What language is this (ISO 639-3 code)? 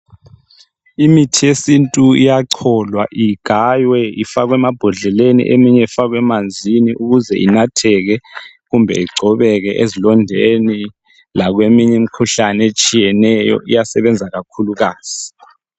nde